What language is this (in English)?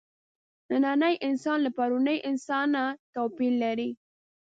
Pashto